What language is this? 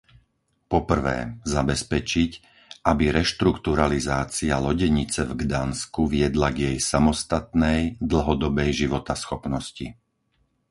Slovak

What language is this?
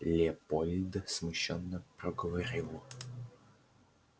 Russian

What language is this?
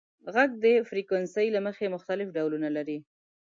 Pashto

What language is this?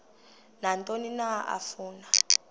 Xhosa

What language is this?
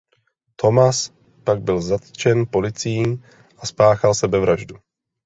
Czech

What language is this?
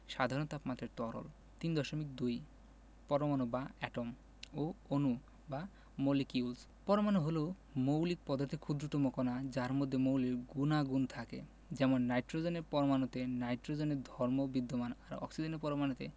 Bangla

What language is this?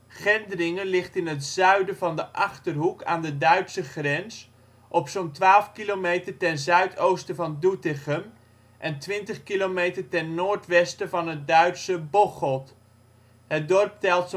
Dutch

